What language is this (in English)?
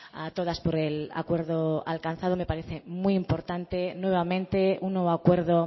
Spanish